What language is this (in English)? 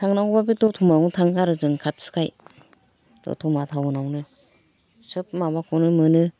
Bodo